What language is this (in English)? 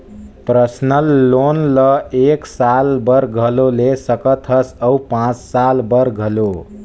Chhattisgarhi